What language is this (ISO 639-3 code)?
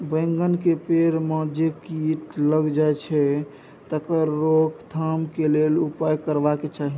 mai